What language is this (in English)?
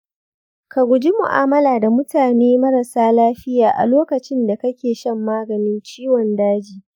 Hausa